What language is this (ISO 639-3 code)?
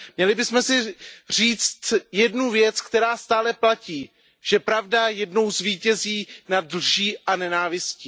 ces